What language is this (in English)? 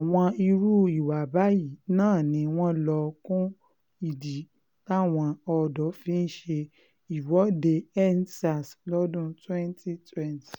Yoruba